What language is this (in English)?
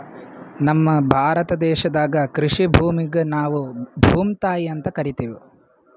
Kannada